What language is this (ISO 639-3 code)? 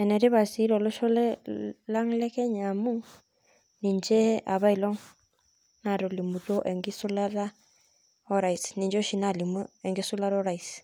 mas